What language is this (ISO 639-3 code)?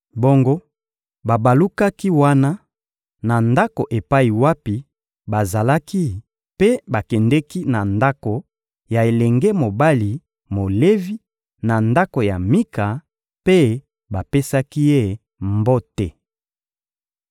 lin